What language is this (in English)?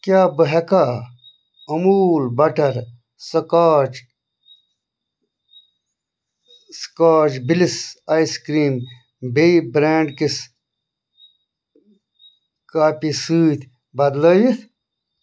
Kashmiri